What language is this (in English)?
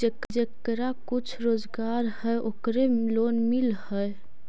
Magahi